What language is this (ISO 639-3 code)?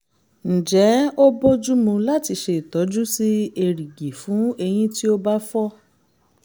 yor